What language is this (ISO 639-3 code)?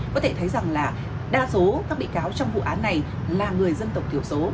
vie